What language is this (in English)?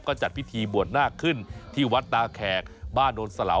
Thai